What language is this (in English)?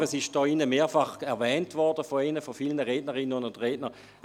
Swiss German